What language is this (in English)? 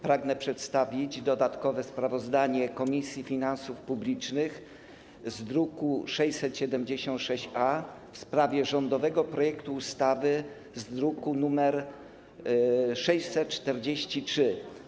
Polish